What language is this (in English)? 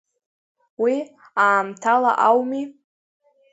Abkhazian